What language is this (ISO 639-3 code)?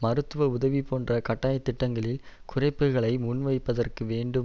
tam